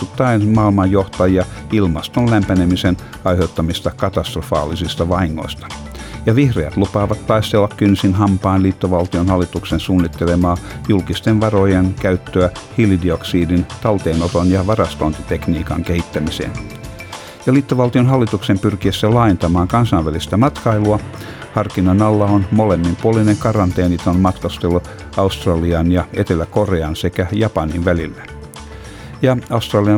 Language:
Finnish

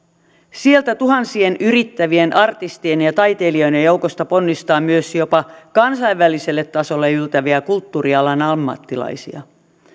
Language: Finnish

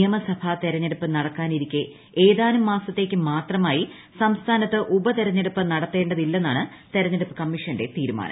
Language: Malayalam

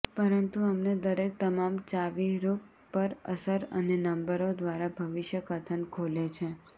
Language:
Gujarati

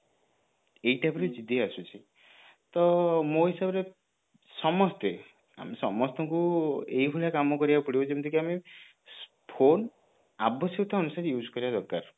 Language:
Odia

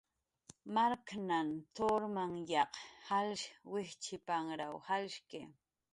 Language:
Jaqaru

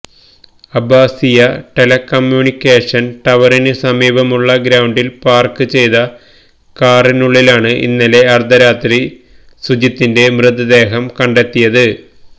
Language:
Malayalam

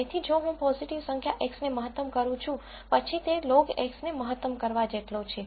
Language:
Gujarati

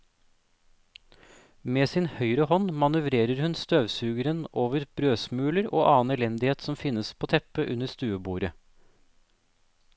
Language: Norwegian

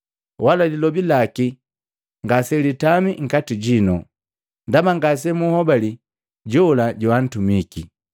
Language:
Matengo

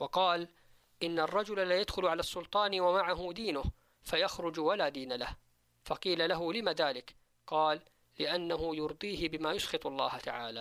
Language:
Arabic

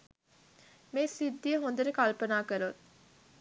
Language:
Sinhala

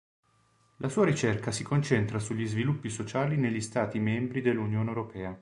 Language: Italian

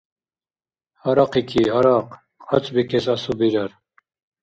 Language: Dargwa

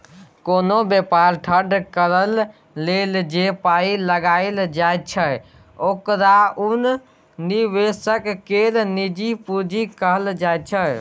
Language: Maithili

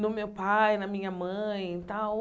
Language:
Portuguese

